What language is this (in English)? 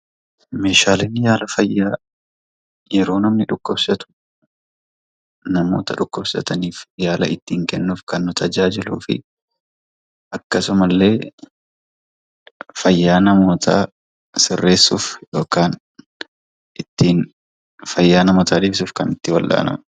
Oromo